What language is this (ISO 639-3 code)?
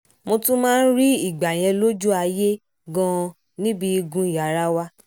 yor